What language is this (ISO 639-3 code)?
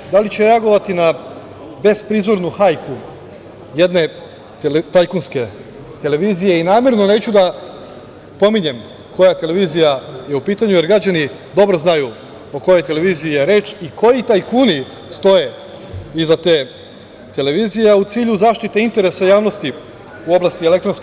srp